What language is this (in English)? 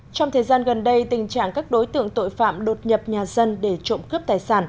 Vietnamese